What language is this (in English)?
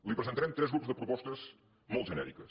Catalan